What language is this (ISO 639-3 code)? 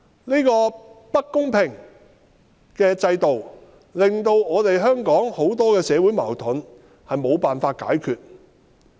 yue